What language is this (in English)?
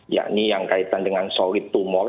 Indonesian